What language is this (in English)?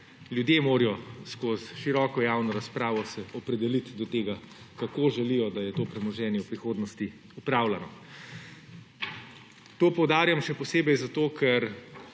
Slovenian